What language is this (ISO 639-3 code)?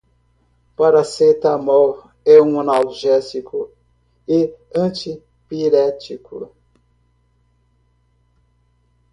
por